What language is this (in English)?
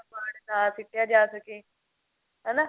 Punjabi